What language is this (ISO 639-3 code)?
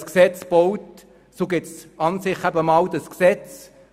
gsw